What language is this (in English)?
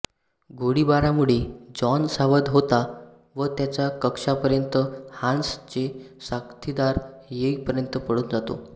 Marathi